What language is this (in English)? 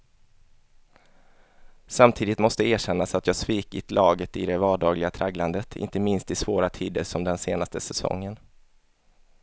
Swedish